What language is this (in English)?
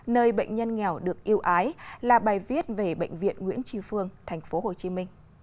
Vietnamese